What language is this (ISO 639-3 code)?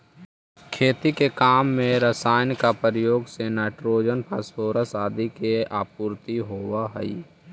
mag